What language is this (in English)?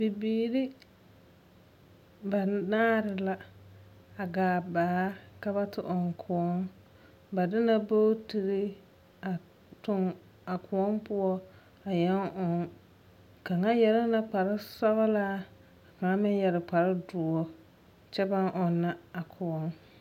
Southern Dagaare